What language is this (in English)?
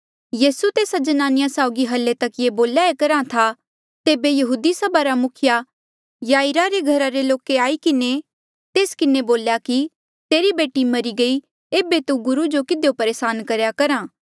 Mandeali